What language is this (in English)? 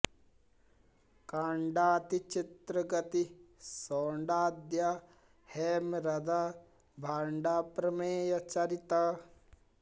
Sanskrit